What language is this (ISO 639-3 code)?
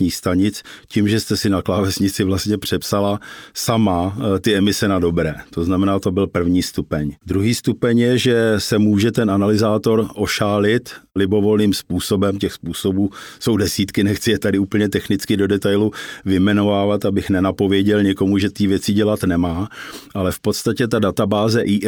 ces